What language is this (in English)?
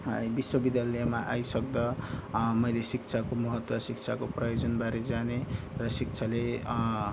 Nepali